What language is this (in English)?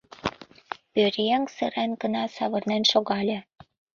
Mari